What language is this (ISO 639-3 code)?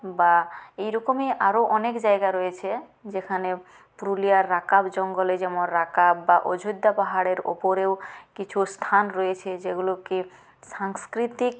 ben